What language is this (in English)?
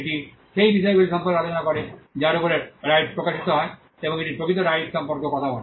Bangla